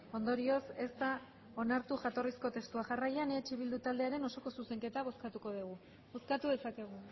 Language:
Basque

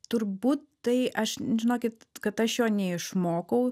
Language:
Lithuanian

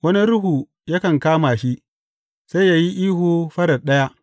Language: Hausa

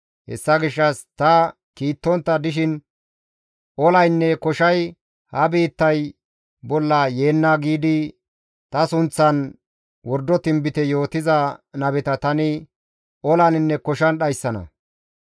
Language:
Gamo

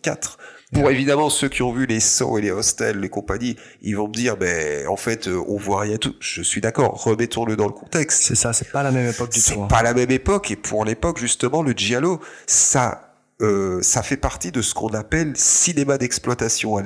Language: French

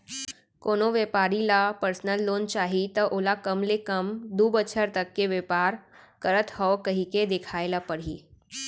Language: Chhattisgarhi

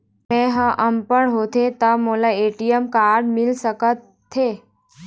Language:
Chhattisgarhi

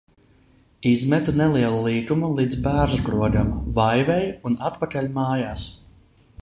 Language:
Latvian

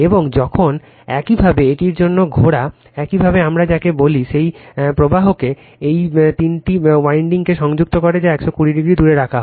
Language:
Bangla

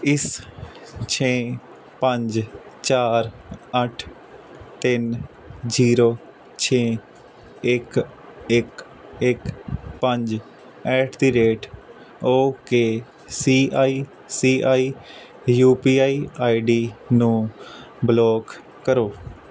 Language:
Punjabi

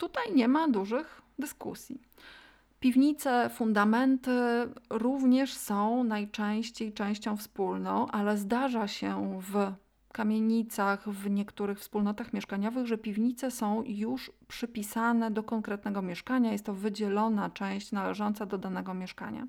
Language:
Polish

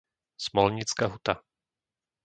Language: Slovak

